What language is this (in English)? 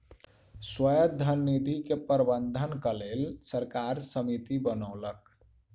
Maithili